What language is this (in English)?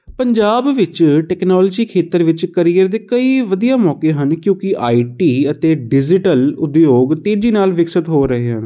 Punjabi